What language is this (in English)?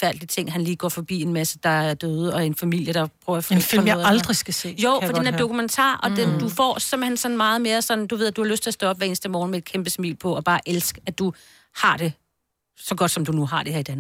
Danish